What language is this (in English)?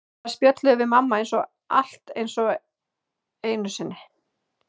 Icelandic